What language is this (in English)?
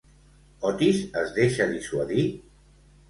Catalan